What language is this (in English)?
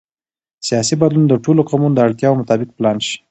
Pashto